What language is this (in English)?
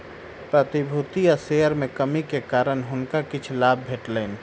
Maithili